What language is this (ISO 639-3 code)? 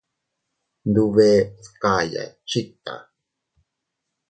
cut